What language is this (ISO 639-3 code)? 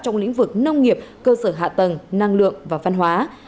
vie